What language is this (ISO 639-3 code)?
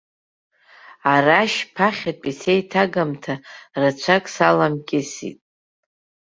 abk